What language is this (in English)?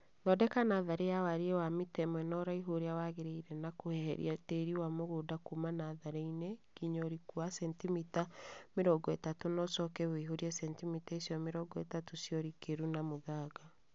Kikuyu